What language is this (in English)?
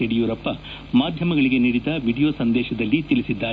Kannada